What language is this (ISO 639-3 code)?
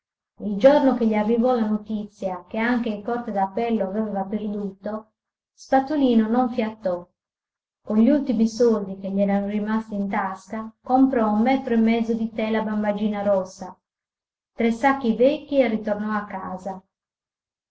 ita